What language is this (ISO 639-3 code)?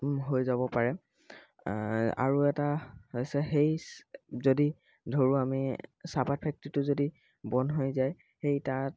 asm